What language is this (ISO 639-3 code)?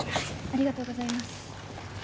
jpn